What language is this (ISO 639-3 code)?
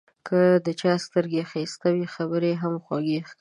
pus